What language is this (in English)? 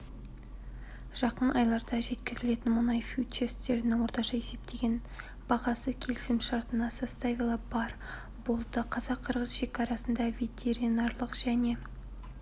Kazakh